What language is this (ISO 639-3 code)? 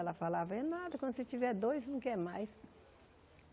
por